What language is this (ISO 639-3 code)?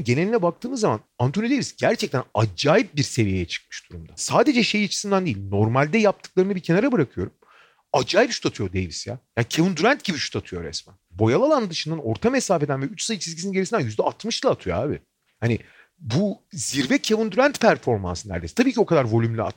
tur